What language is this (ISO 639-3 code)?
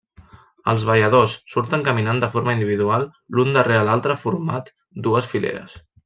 cat